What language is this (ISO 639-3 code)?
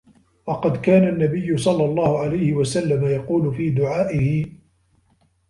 ara